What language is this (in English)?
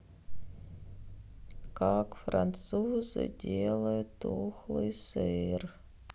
Russian